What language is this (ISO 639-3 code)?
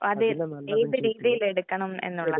mal